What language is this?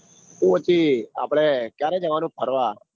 Gujarati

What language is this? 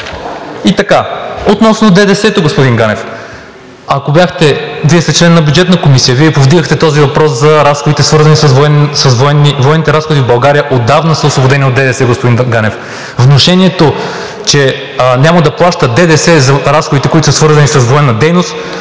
Bulgarian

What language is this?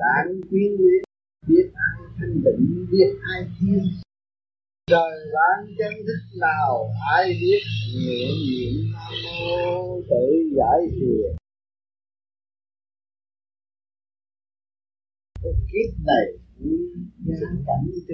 Vietnamese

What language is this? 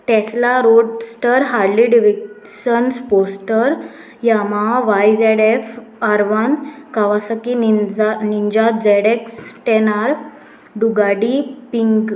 Konkani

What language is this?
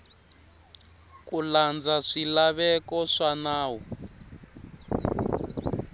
Tsonga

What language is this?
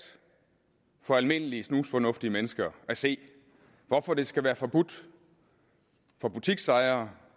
Danish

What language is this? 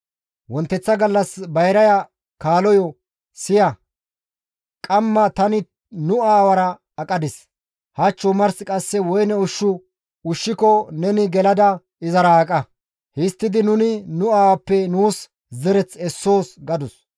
Gamo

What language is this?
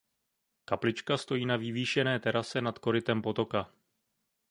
Czech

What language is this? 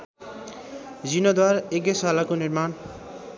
Nepali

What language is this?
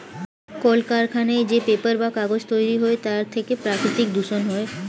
Bangla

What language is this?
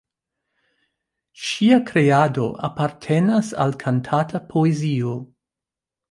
Esperanto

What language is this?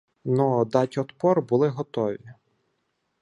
Ukrainian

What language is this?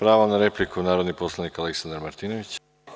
Serbian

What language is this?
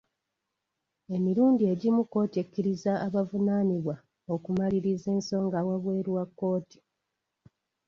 Ganda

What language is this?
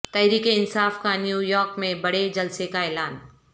Urdu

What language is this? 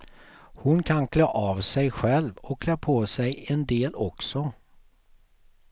Swedish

